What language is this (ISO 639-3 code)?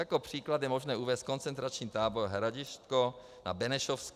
ces